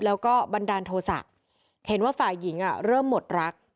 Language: Thai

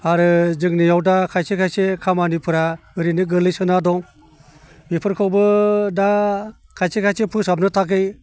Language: Bodo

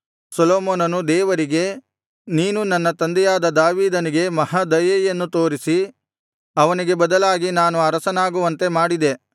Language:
Kannada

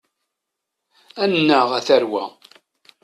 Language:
Kabyle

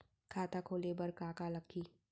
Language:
Chhattisgarhi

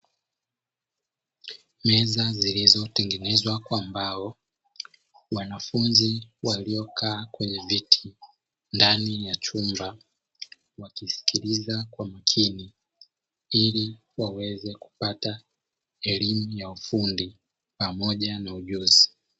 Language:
Swahili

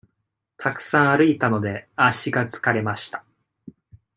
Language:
Japanese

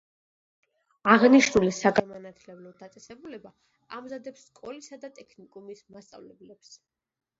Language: Georgian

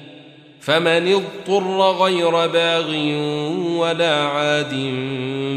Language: Arabic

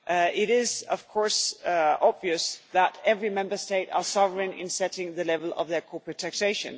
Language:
English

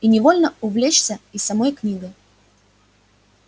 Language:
Russian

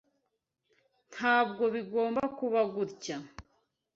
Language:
Kinyarwanda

